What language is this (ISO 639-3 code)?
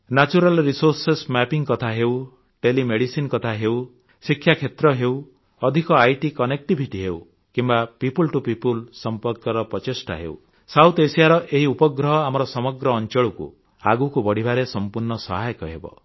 ori